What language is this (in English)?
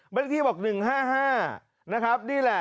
Thai